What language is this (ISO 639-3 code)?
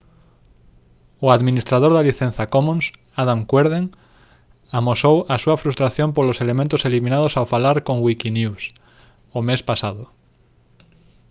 glg